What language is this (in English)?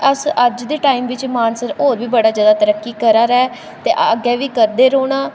Dogri